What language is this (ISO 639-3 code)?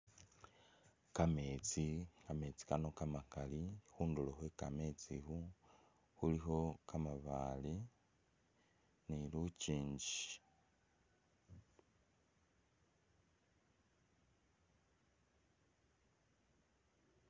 myx